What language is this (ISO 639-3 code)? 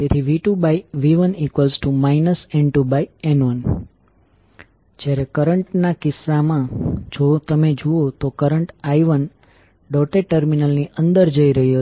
guj